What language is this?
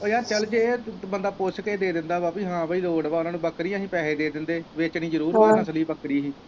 Punjabi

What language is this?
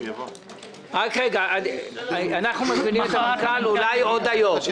Hebrew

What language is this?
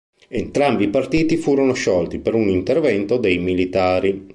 Italian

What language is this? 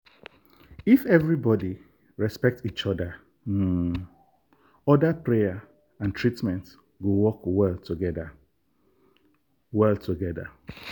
Nigerian Pidgin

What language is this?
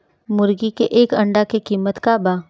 Bhojpuri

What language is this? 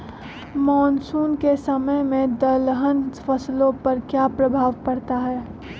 Magahi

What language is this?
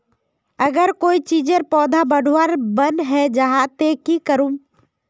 Magahi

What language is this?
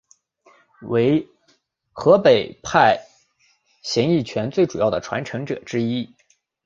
Chinese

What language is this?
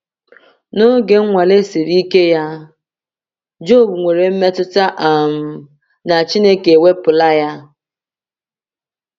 Igbo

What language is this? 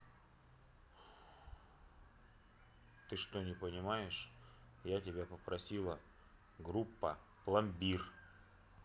Russian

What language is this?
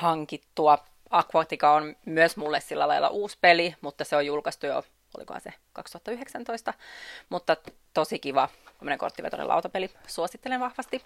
Finnish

